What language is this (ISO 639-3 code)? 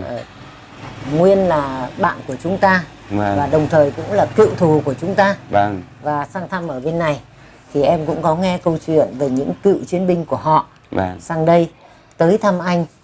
vie